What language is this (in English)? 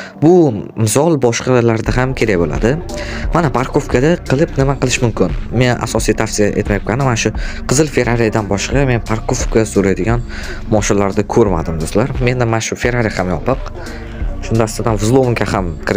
Turkish